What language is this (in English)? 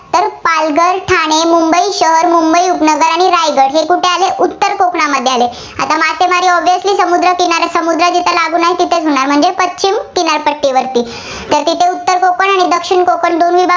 Marathi